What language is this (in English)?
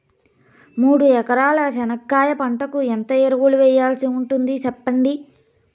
Telugu